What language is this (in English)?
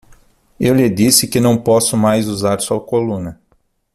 Portuguese